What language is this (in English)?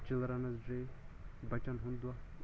Kashmiri